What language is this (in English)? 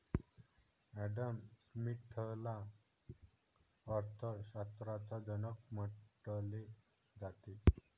Marathi